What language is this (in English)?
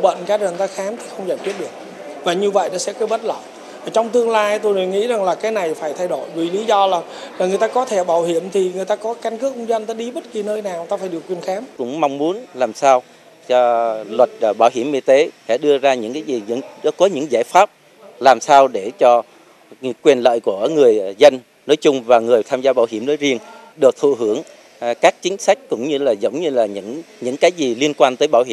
Vietnamese